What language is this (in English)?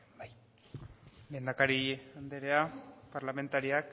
Basque